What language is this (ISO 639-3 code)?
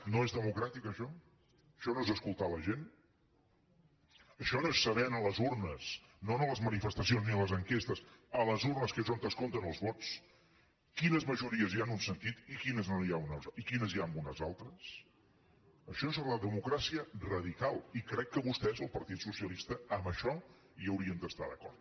cat